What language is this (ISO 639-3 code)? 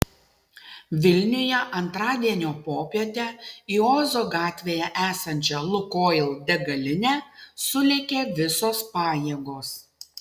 lit